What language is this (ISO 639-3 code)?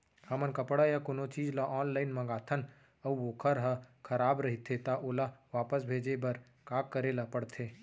hne